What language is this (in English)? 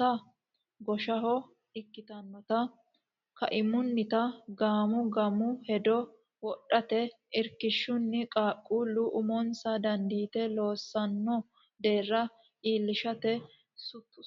Sidamo